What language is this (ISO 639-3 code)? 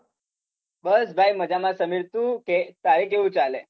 guj